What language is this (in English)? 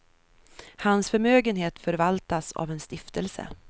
Swedish